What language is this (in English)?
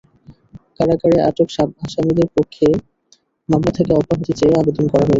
Bangla